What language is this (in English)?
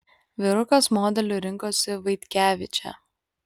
Lithuanian